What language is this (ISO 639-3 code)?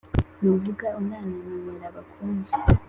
kin